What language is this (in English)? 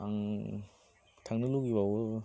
Bodo